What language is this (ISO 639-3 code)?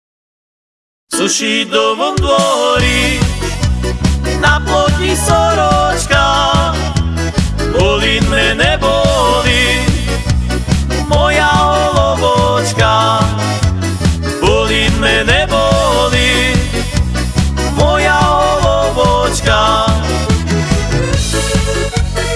slk